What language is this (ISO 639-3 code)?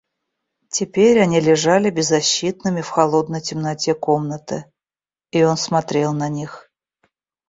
rus